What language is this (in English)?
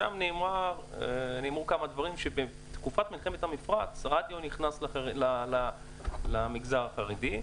Hebrew